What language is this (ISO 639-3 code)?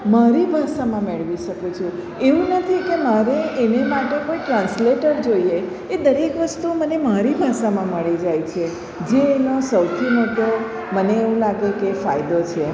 guj